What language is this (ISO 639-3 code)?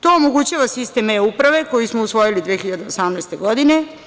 srp